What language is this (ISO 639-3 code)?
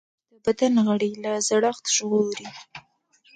pus